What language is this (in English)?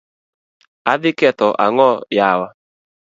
Luo (Kenya and Tanzania)